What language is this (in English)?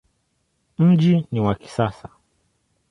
Swahili